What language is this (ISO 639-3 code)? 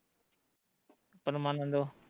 pan